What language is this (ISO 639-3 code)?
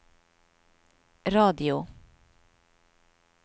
nor